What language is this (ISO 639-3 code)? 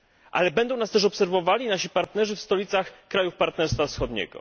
pol